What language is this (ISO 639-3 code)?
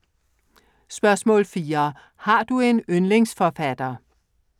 dan